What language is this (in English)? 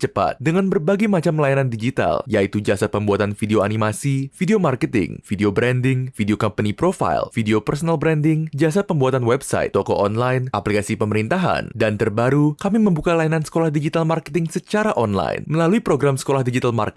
Indonesian